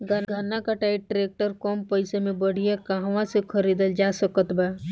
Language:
Bhojpuri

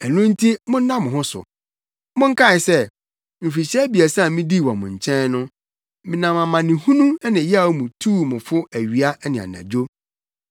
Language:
Akan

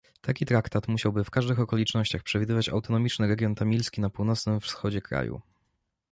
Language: Polish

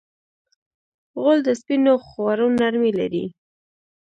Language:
Pashto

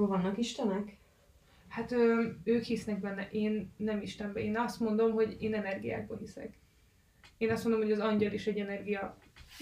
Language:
Hungarian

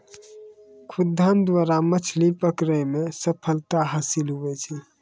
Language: Maithili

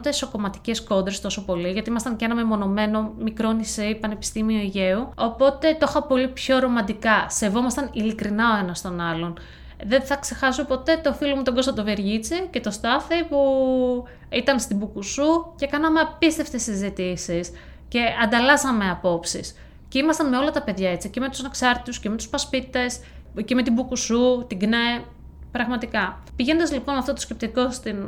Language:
Greek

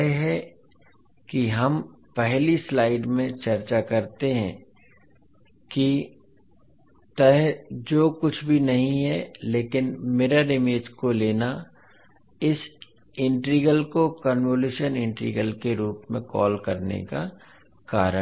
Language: Hindi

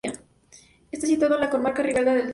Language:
Spanish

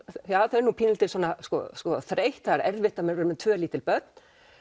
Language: Icelandic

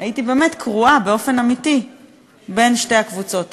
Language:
Hebrew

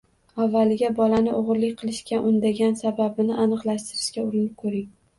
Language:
Uzbek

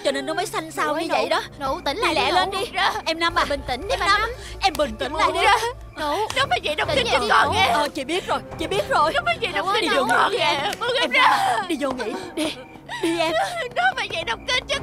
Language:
Vietnamese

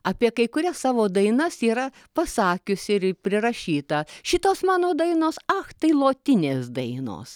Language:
Lithuanian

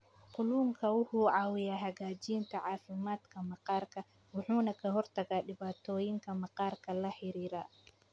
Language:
Somali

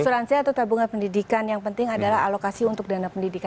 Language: Indonesian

